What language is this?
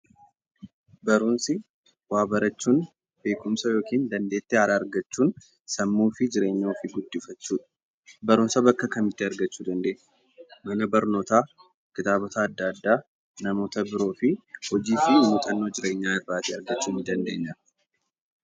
Oromo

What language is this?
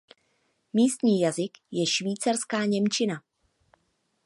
Czech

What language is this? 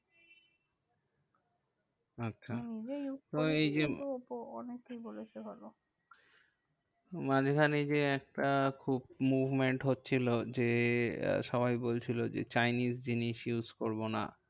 Bangla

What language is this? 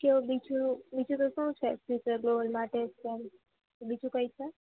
Gujarati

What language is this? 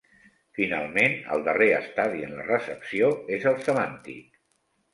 Catalan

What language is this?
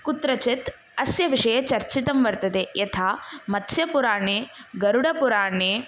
Sanskrit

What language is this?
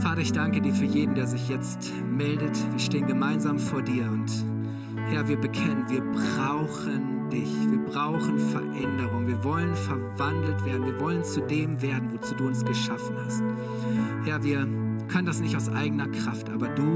German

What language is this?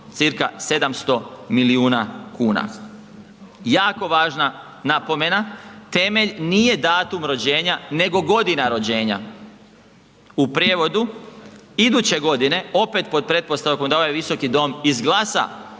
Croatian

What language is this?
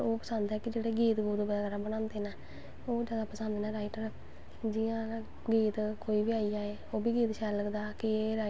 Dogri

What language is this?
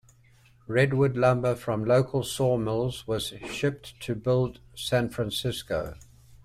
English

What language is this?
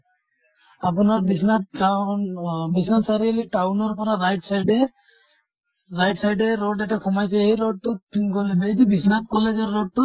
Assamese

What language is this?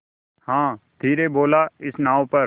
Hindi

